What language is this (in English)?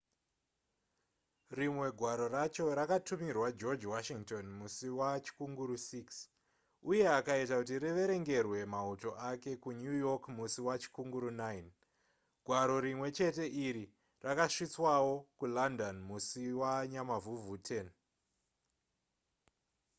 Shona